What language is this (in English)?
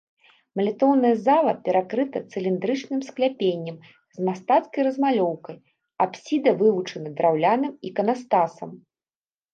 Belarusian